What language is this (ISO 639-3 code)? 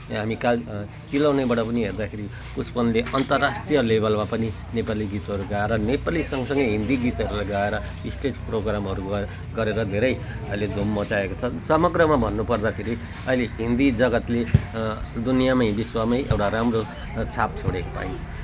nep